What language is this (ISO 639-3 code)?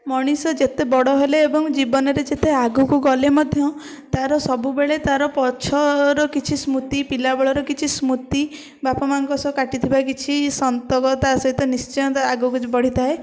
ori